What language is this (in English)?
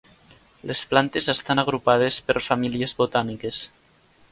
Catalan